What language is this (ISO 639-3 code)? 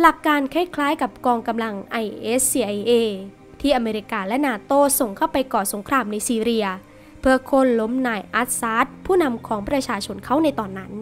tha